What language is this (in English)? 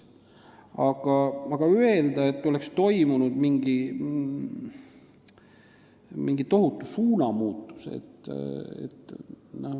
Estonian